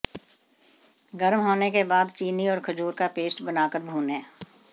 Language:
Hindi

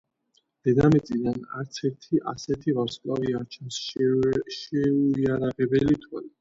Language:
Georgian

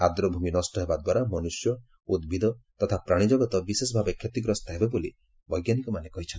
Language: Odia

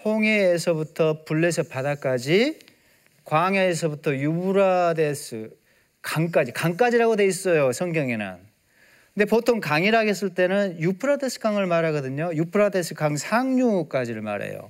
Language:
Korean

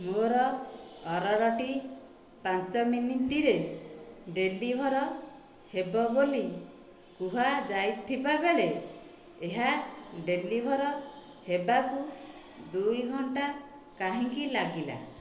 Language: Odia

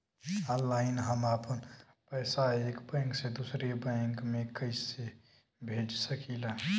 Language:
Bhojpuri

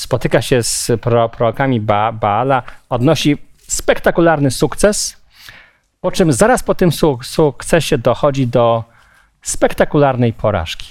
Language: Polish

